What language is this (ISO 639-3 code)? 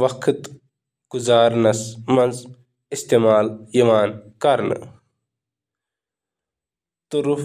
kas